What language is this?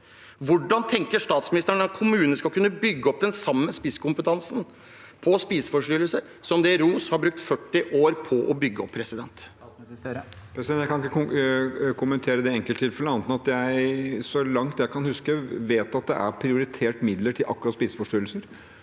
Norwegian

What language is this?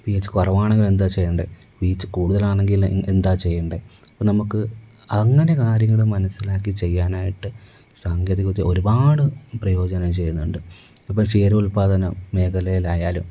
Malayalam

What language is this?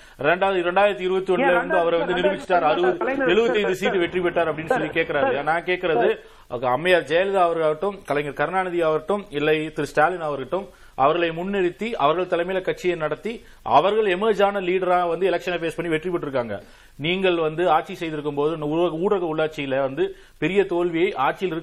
Tamil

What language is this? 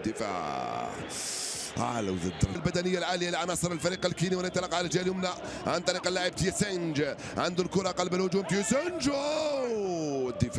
Arabic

